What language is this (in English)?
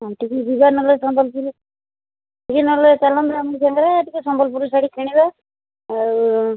Odia